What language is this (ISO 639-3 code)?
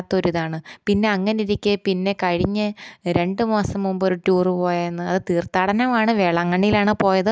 mal